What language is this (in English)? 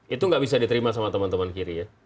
Indonesian